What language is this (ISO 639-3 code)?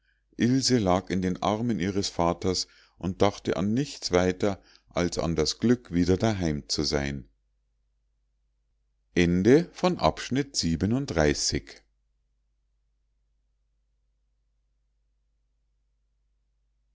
deu